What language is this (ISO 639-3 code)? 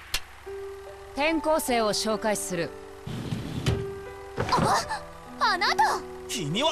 jpn